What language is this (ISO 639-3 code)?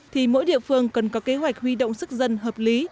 vie